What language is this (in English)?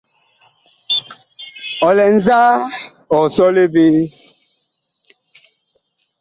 Bakoko